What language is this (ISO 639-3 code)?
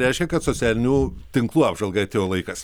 lit